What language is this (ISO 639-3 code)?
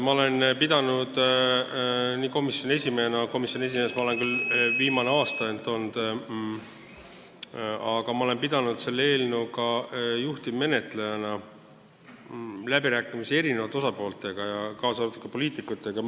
est